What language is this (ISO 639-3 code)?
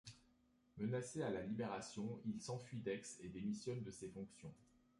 fra